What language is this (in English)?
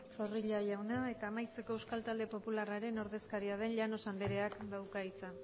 Basque